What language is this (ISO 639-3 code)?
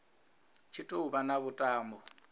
ven